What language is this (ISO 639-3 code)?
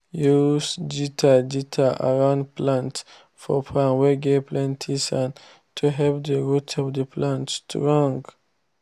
pcm